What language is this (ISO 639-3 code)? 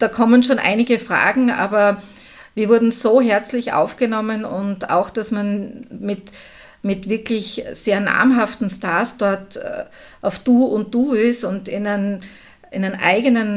deu